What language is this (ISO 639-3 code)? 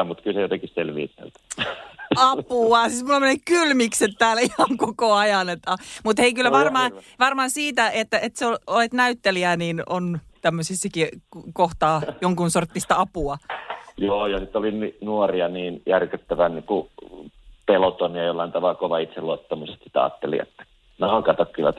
fin